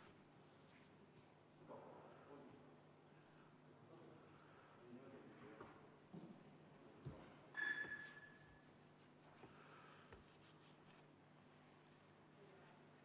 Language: Estonian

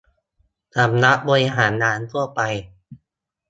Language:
Thai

